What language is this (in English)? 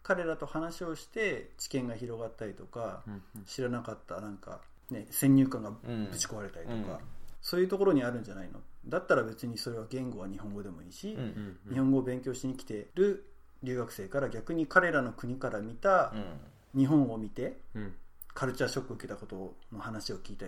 Japanese